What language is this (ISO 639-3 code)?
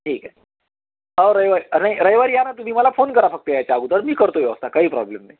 mar